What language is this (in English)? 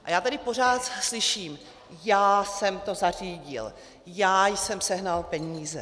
Czech